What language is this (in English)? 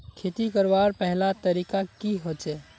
Magahi